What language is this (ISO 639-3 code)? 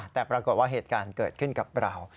tha